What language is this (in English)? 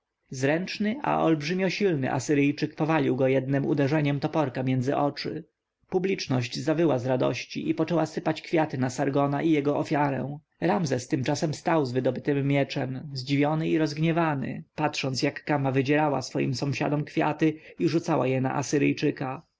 Polish